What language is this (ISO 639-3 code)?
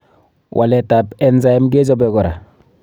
kln